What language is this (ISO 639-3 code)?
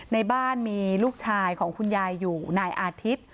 tha